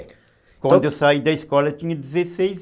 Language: Portuguese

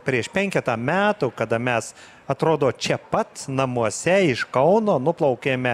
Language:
Lithuanian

